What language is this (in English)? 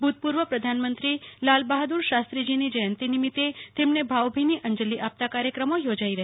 Gujarati